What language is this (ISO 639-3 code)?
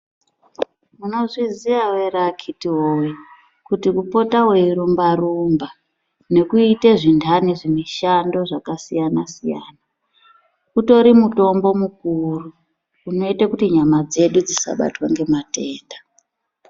ndc